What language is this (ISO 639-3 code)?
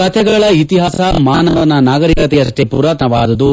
kan